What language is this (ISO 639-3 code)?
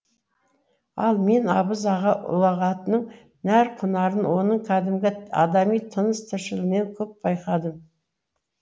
kaz